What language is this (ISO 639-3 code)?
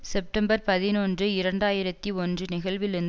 tam